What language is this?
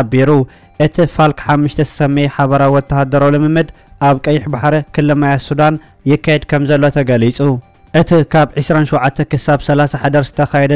Arabic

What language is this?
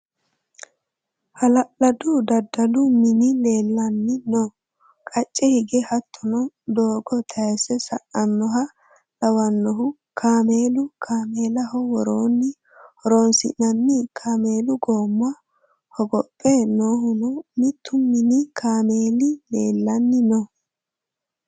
Sidamo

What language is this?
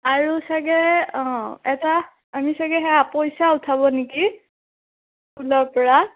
Assamese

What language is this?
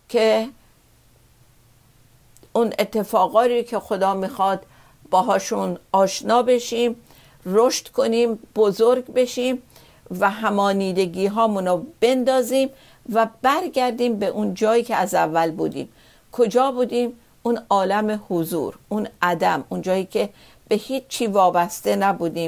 Persian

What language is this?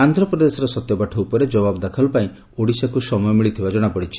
Odia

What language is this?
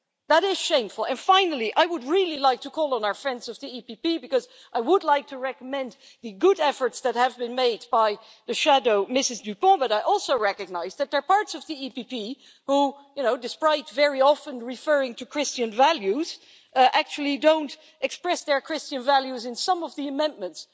English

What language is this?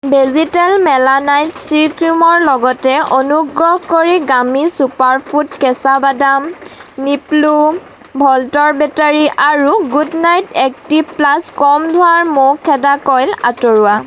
Assamese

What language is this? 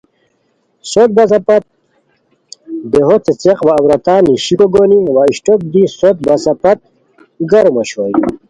Khowar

